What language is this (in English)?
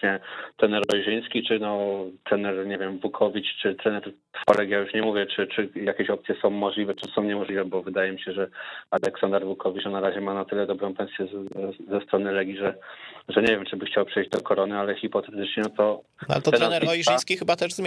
Polish